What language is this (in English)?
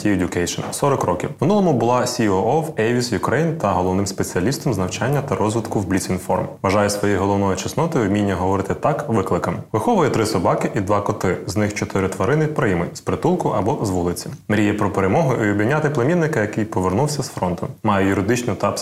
Ukrainian